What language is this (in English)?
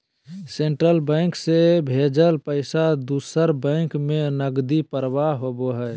Magahi